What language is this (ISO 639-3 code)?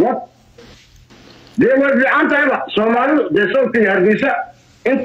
ara